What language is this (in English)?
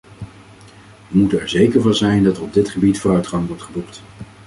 Dutch